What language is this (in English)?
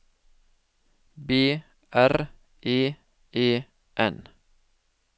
Norwegian